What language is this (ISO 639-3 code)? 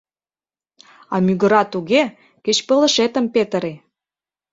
chm